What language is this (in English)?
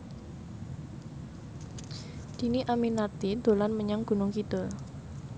Javanese